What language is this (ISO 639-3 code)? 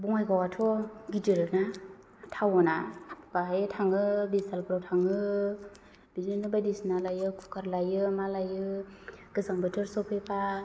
brx